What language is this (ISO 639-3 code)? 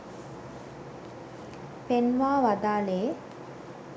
sin